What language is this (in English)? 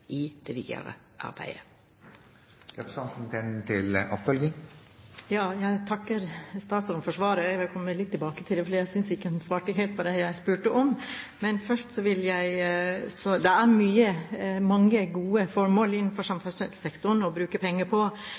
Norwegian